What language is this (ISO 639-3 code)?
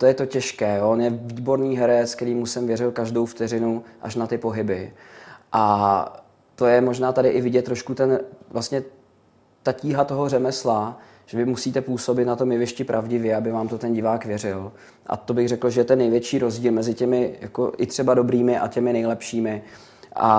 ces